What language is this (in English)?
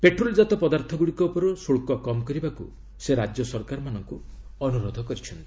Odia